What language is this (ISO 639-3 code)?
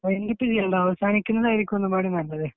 mal